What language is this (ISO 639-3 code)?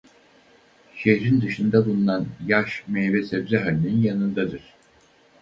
tur